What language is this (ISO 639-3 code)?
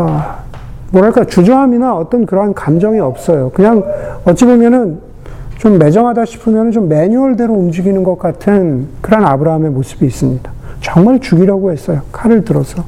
kor